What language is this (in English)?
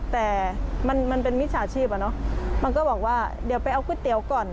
Thai